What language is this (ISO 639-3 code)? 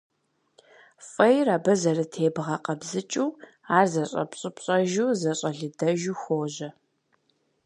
kbd